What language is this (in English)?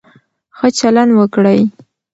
Pashto